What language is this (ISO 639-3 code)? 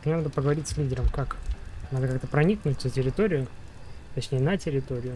rus